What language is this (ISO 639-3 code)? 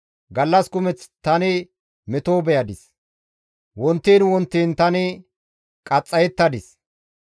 gmv